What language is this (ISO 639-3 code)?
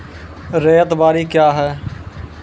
mai